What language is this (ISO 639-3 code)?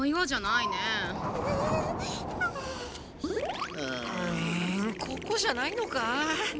jpn